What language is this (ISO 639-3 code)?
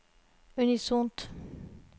nor